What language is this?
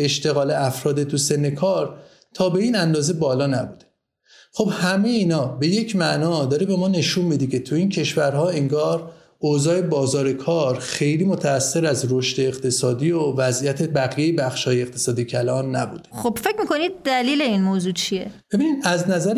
Persian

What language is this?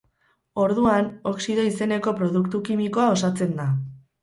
Basque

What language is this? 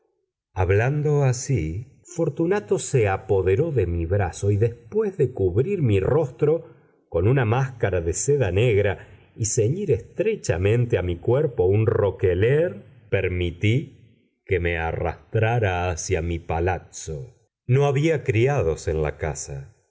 Spanish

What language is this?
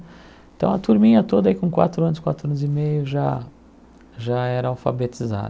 Portuguese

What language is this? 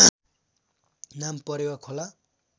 Nepali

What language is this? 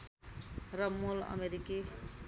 Nepali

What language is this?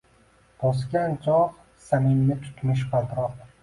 Uzbek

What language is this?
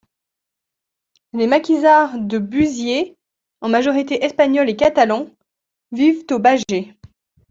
French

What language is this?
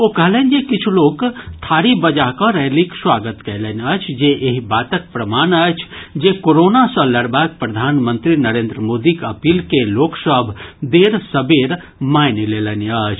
Maithili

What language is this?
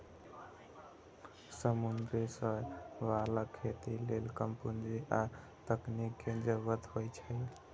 Maithili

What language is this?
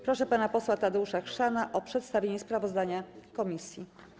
Polish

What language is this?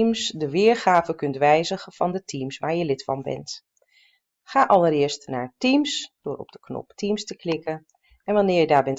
Dutch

